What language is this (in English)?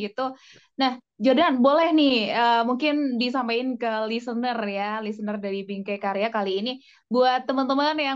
Indonesian